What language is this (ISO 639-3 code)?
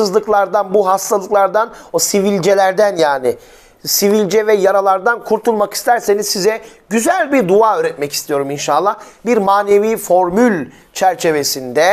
tur